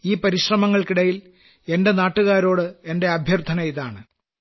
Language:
Malayalam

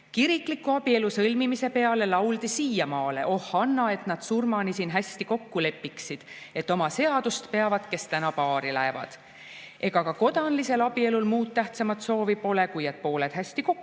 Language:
Estonian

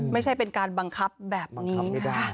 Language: Thai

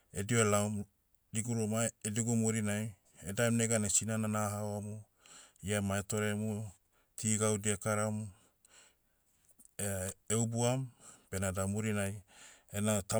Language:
Motu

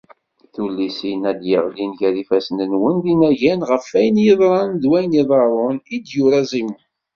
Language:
Kabyle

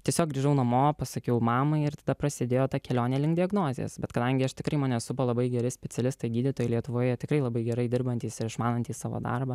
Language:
Lithuanian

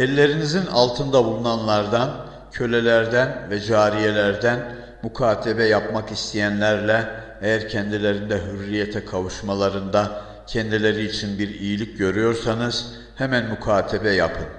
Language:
Turkish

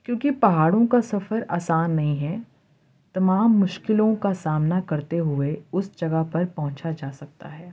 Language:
Urdu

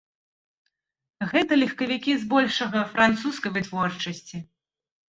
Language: Belarusian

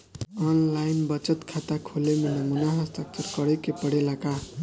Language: Bhojpuri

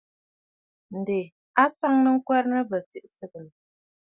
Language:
Bafut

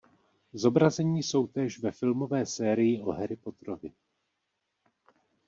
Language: Czech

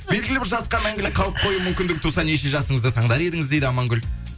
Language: Kazakh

